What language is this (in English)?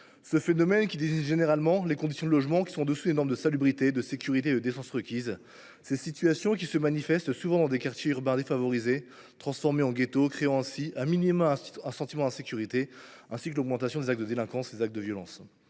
French